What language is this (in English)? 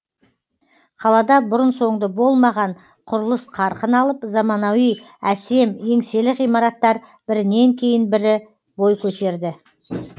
Kazakh